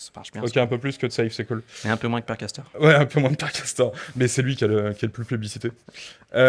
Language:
French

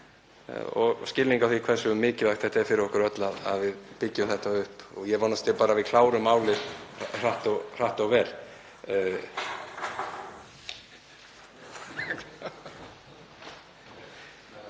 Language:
Icelandic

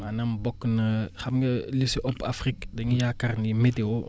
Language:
Wolof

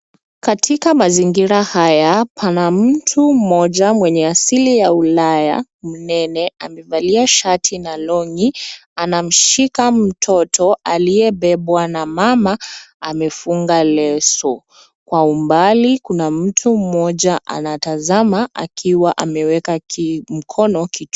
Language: Swahili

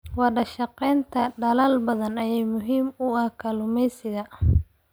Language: Somali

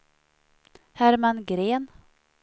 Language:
Swedish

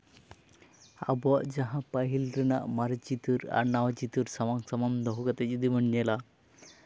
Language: Santali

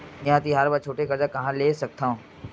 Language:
Chhattisgarhi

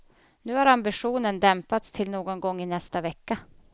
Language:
Swedish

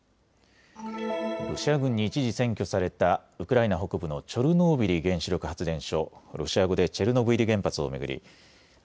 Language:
Japanese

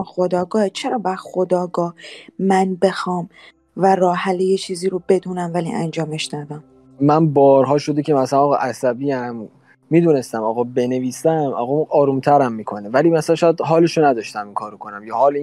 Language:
Persian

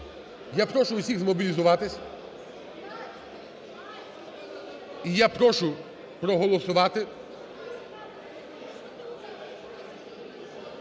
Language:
Ukrainian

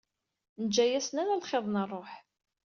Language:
Kabyle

